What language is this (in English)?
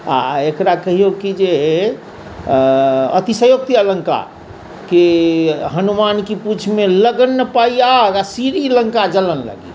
Maithili